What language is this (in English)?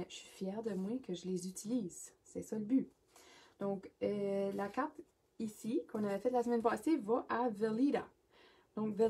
French